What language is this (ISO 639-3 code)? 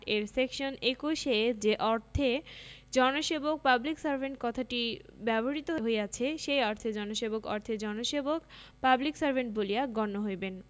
ben